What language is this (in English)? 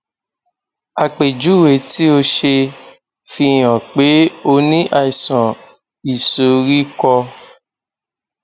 Yoruba